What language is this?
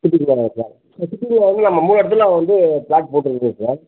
Tamil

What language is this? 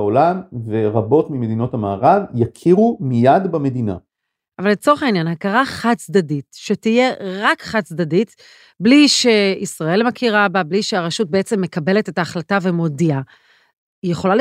Hebrew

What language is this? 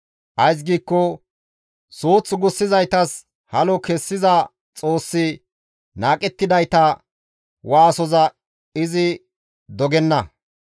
Gamo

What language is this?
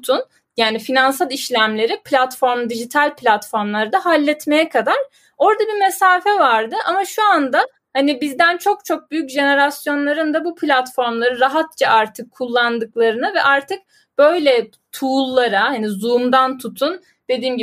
Turkish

